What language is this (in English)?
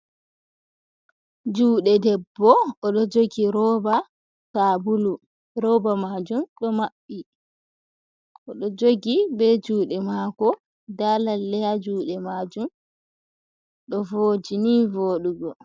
Fula